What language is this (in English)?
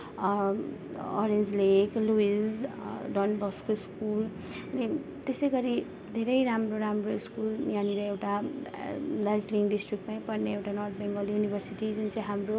Nepali